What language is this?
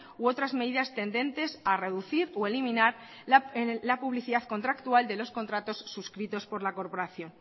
Spanish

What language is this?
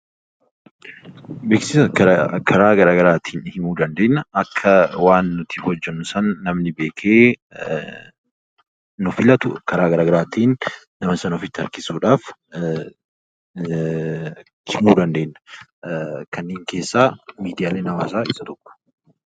Oromo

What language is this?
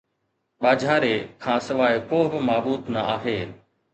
Sindhi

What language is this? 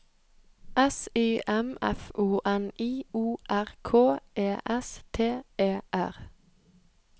Norwegian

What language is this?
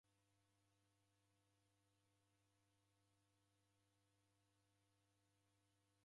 Taita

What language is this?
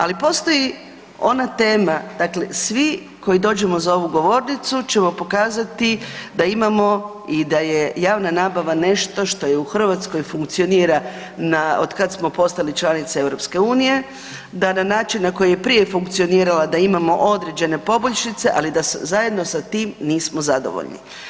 Croatian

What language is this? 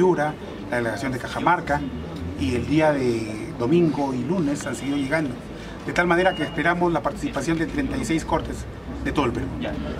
Spanish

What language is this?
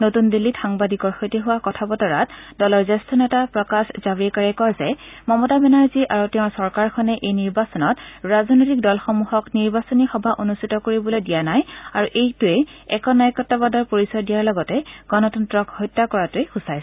Assamese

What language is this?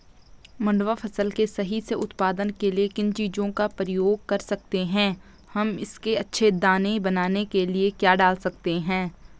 Hindi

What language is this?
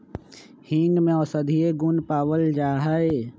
Magahi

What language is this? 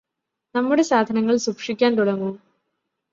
Malayalam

